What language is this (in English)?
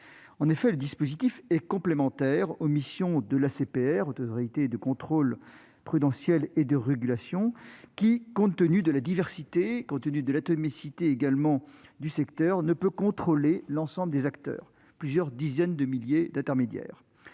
French